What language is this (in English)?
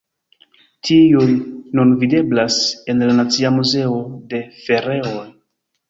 Esperanto